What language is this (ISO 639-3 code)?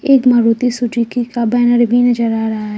hin